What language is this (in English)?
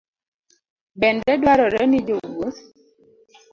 Luo (Kenya and Tanzania)